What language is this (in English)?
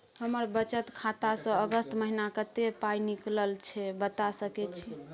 Maithili